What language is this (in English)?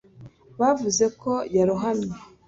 Kinyarwanda